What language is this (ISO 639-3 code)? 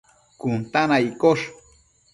mcf